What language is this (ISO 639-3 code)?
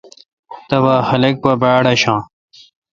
xka